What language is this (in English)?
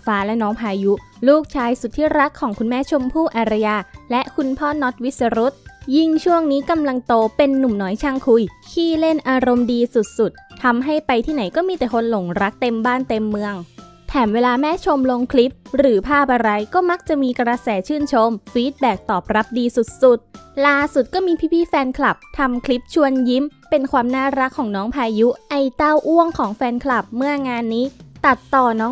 Thai